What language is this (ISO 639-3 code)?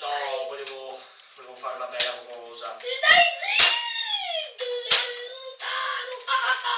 ita